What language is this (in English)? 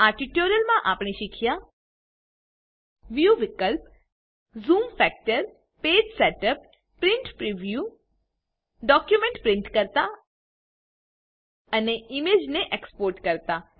Gujarati